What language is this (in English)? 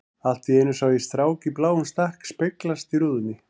Icelandic